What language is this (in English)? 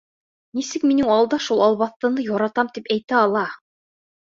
Bashkir